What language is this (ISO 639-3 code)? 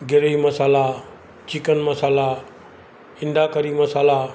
snd